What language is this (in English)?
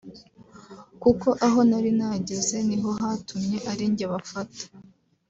Kinyarwanda